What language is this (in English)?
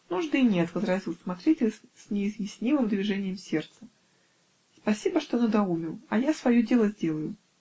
Russian